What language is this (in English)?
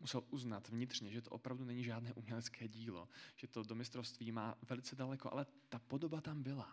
Czech